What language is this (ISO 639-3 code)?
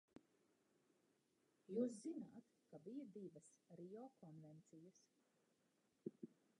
lav